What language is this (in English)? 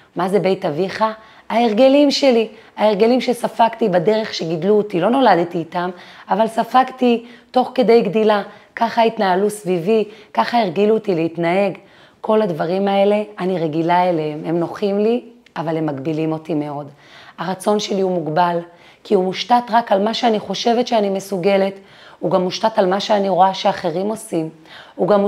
Hebrew